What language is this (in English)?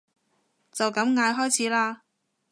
Cantonese